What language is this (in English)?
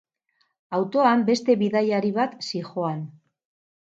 Basque